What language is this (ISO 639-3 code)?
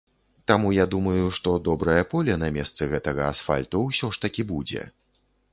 bel